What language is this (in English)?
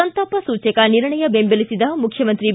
Kannada